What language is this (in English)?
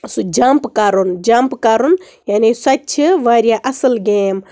Kashmiri